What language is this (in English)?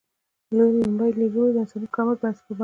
Pashto